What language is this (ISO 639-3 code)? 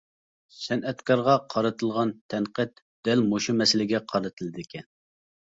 uig